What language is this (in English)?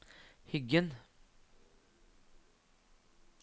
Norwegian